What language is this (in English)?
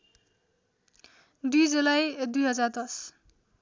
Nepali